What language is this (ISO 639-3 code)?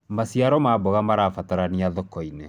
kik